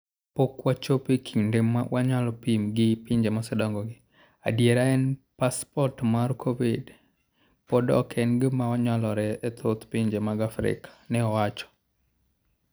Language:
Luo (Kenya and Tanzania)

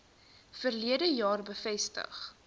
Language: Afrikaans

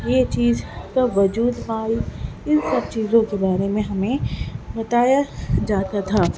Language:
Urdu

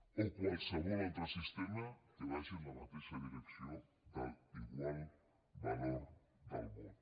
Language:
Catalan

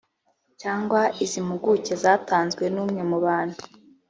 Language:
Kinyarwanda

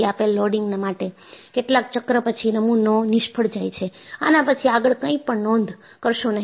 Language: Gujarati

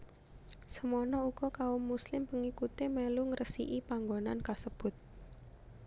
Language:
Javanese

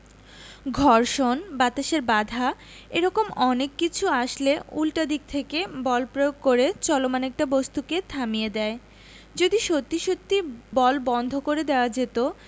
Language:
Bangla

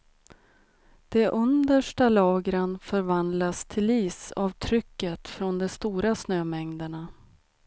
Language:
Swedish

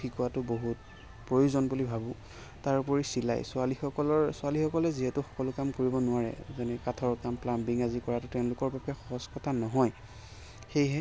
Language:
Assamese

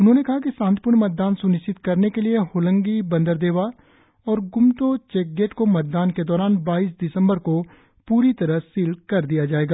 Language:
Hindi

